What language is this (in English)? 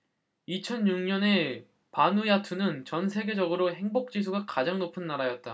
Korean